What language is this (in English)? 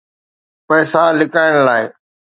Sindhi